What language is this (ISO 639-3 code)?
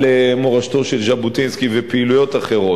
heb